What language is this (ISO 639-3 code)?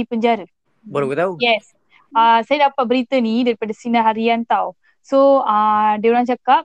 msa